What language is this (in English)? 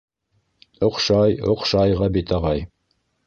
Bashkir